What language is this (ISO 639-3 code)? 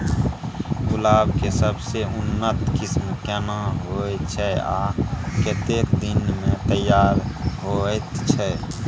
mai